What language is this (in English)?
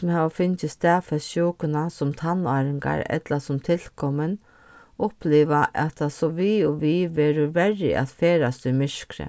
Faroese